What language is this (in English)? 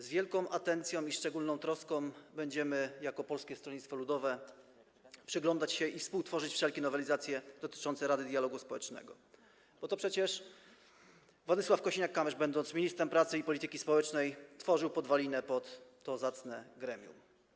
Polish